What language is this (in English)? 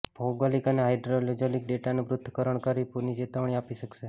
Gujarati